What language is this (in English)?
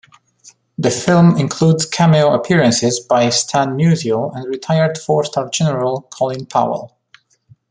English